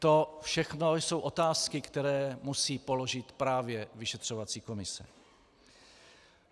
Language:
Czech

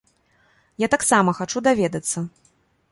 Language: Belarusian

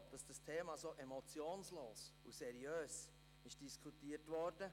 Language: Swiss German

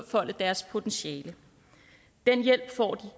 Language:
Danish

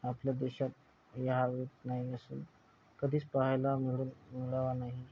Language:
Marathi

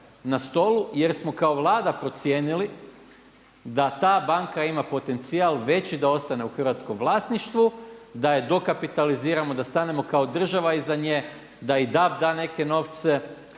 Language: Croatian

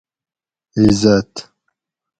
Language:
Gawri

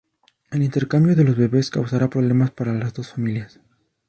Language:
Spanish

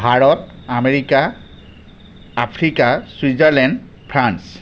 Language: Assamese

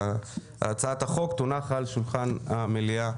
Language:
Hebrew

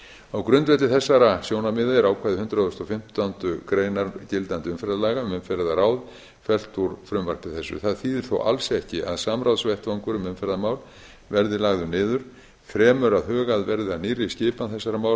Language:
Icelandic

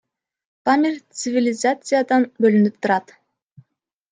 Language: Kyrgyz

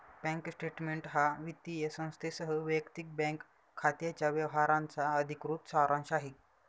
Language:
Marathi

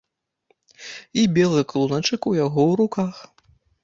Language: Belarusian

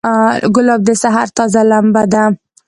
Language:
Pashto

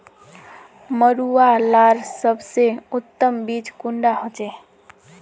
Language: Magahi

